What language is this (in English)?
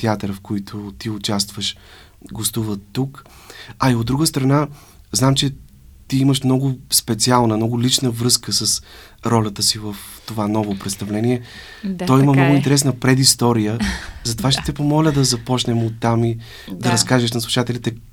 Bulgarian